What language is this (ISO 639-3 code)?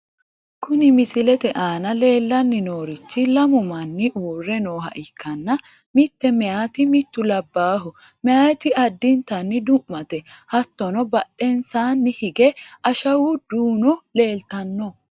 sid